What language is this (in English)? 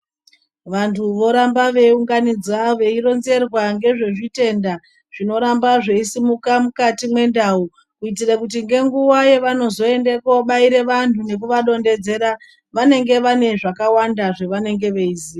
Ndau